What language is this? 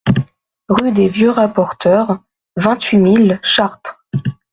French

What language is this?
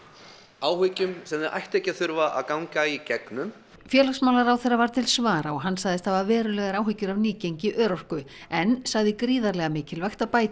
Icelandic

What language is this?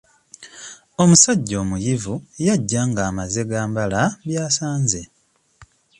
Ganda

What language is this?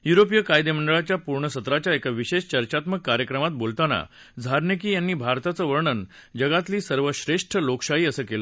Marathi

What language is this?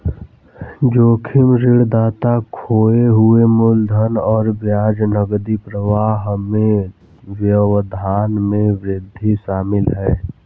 Hindi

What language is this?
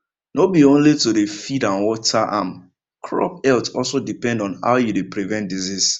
Nigerian Pidgin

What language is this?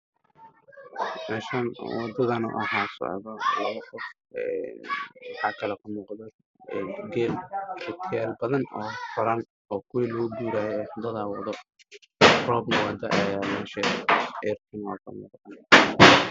Somali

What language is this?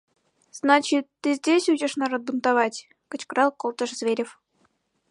Mari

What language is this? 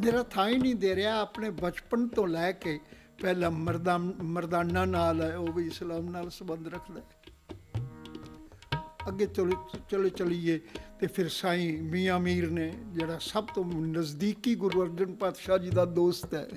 Punjabi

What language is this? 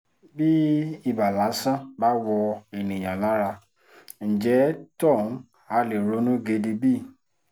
Yoruba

